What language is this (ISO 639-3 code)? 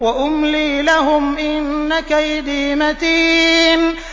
ara